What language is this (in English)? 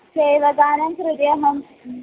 Sanskrit